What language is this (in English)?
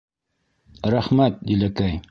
Bashkir